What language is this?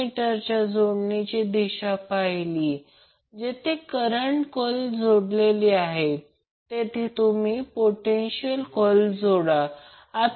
Marathi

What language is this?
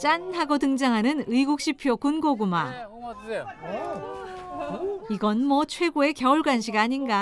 Korean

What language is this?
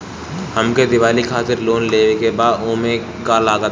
Bhojpuri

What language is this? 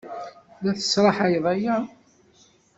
Kabyle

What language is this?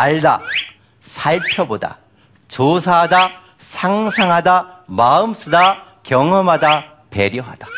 Korean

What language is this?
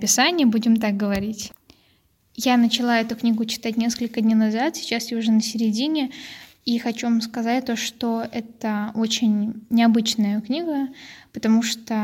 Russian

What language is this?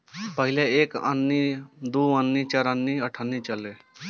Bhojpuri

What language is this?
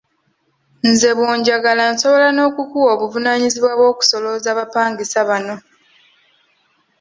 Ganda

